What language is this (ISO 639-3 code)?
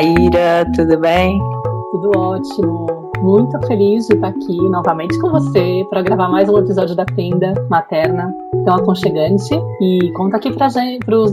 por